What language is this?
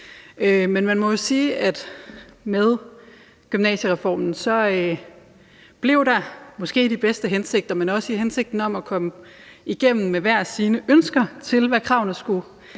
Danish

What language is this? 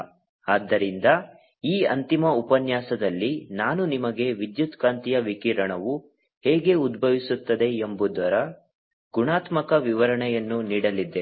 Kannada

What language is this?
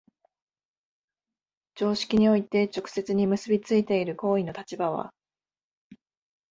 Japanese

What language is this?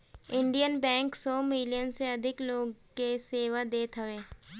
Bhojpuri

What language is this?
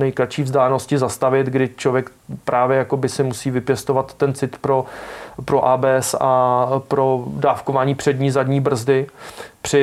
Czech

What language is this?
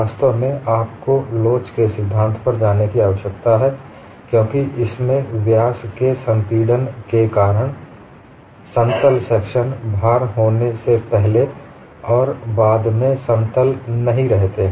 Hindi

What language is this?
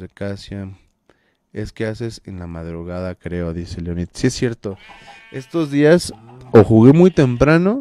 Spanish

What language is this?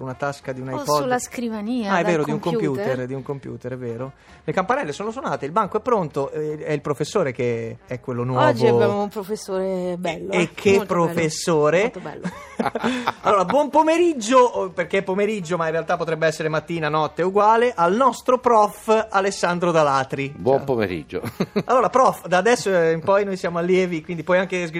Italian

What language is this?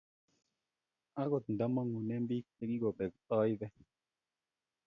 Kalenjin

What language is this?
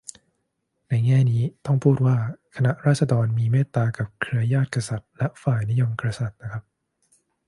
Thai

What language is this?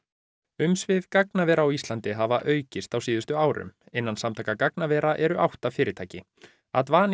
Icelandic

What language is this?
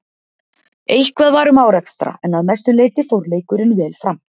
Icelandic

